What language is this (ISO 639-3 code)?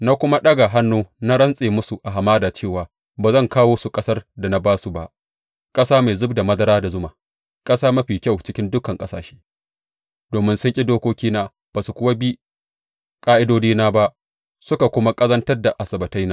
hau